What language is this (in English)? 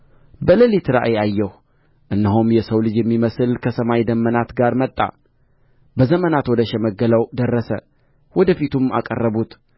Amharic